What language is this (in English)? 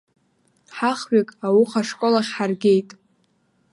Abkhazian